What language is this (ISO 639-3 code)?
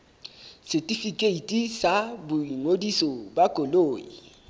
sot